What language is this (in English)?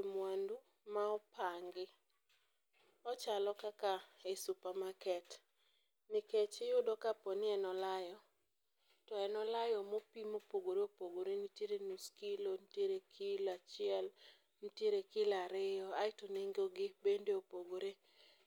Luo (Kenya and Tanzania)